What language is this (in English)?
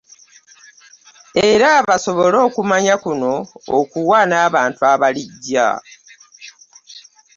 Ganda